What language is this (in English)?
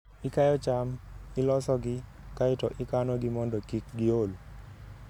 Luo (Kenya and Tanzania)